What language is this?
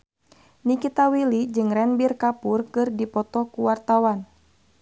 Sundanese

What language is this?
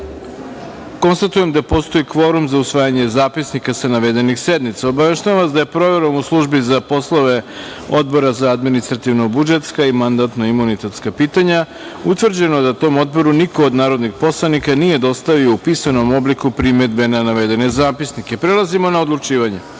Serbian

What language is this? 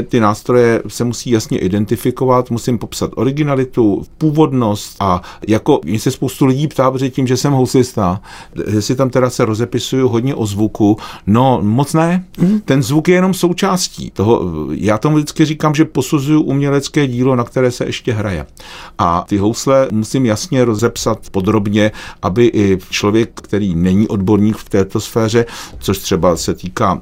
Czech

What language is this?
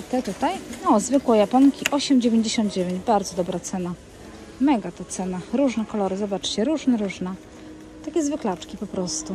Polish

